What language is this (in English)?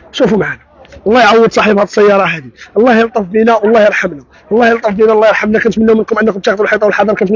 Arabic